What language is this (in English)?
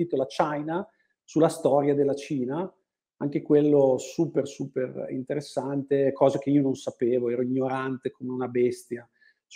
Italian